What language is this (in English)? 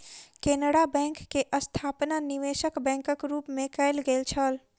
Maithili